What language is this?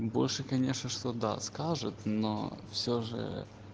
Russian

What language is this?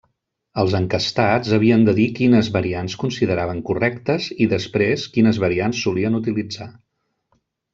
Catalan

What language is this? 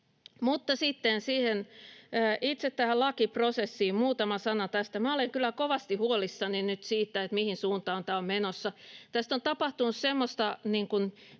Finnish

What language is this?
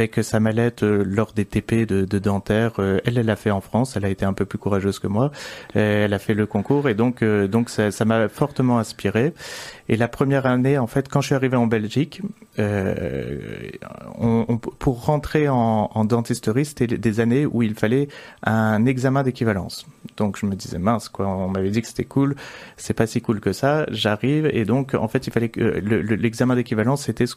French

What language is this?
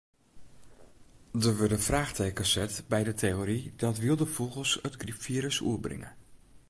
Western Frisian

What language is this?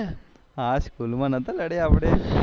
Gujarati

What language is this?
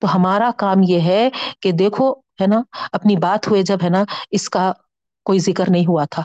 Urdu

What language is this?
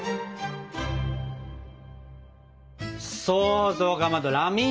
Japanese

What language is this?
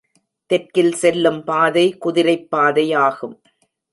Tamil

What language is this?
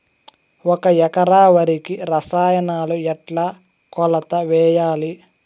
Telugu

